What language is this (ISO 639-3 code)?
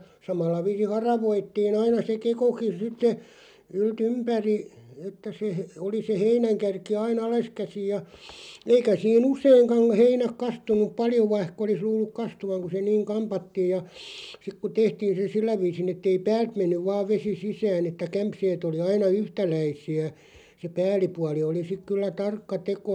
fin